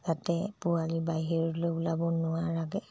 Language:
Assamese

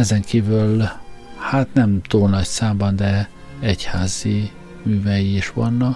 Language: Hungarian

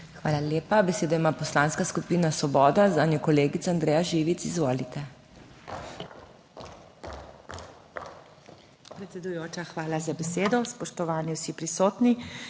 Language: Slovenian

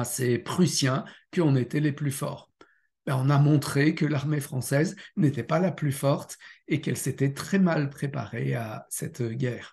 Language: French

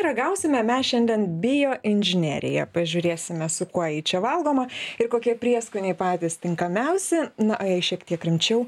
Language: Lithuanian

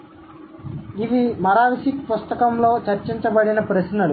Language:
Telugu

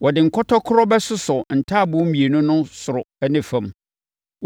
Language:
Akan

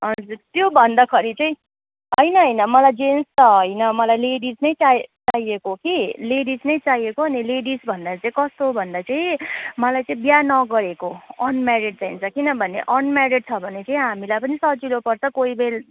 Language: Nepali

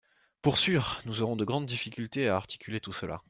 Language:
French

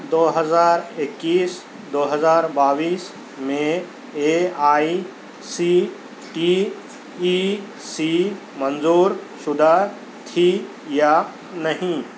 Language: Urdu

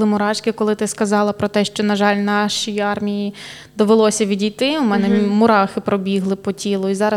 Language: Ukrainian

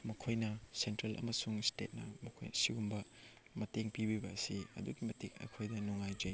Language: Manipuri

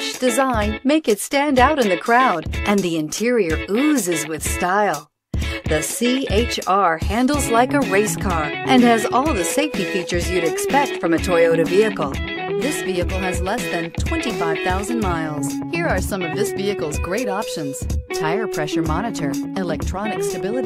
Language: English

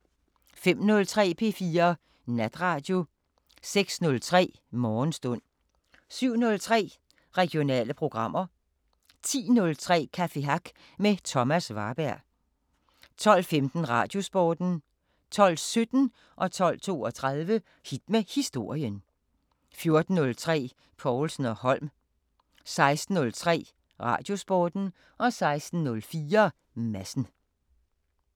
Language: Danish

